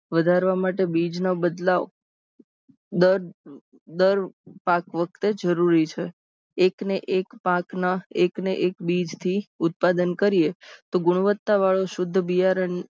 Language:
Gujarati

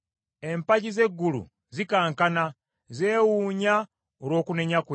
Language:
Ganda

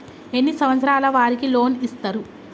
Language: Telugu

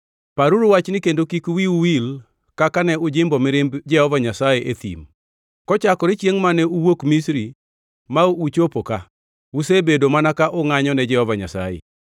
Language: Luo (Kenya and Tanzania)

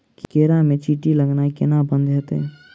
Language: Maithili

